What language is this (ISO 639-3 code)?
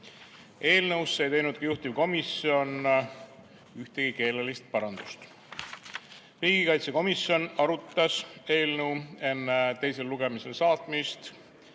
est